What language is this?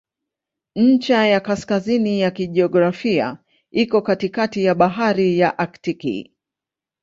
Swahili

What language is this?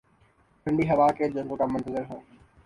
Urdu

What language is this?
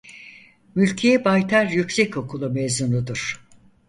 Turkish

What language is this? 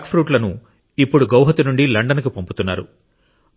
Telugu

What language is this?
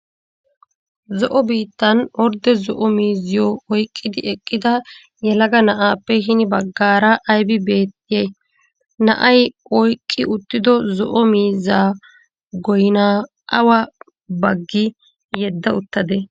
Wolaytta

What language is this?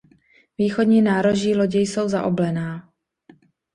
Czech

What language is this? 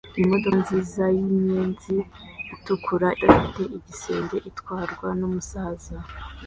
Kinyarwanda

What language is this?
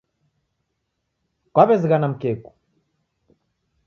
Taita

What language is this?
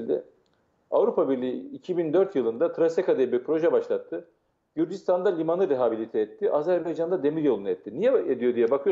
Turkish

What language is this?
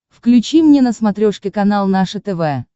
Russian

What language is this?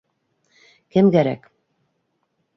Bashkir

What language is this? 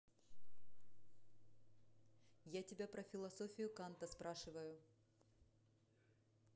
Russian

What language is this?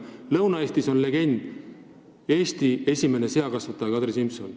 Estonian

